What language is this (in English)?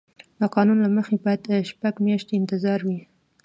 Pashto